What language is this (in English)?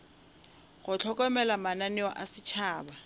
Northern Sotho